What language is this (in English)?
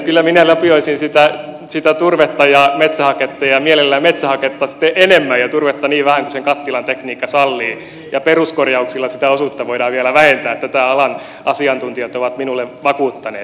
Finnish